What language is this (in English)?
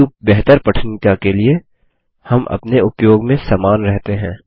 Hindi